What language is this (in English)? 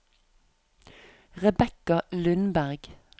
Norwegian